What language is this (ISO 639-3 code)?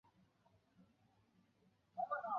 zho